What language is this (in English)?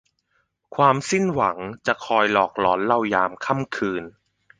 Thai